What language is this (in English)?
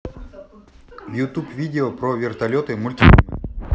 Russian